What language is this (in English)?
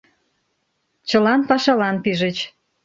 Mari